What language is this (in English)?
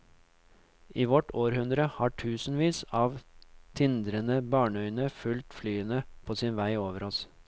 Norwegian